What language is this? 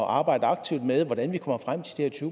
Danish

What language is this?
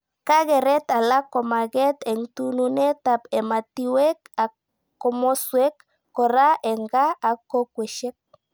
Kalenjin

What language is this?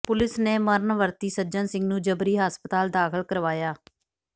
Punjabi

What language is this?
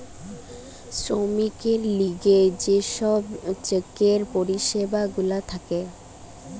Bangla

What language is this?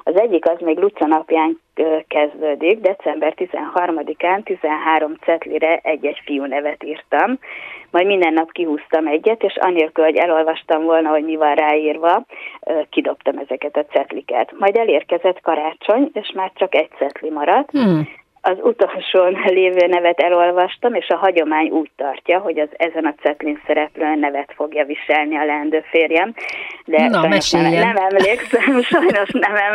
Hungarian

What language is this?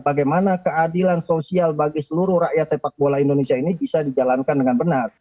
Indonesian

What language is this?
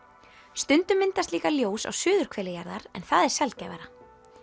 Icelandic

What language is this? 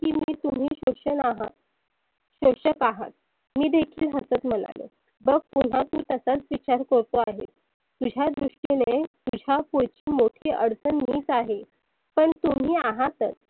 Marathi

